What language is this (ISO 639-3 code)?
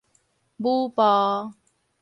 nan